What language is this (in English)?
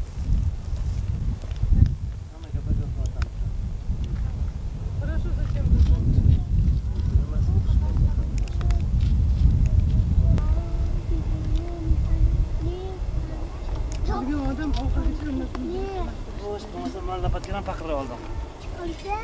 Turkish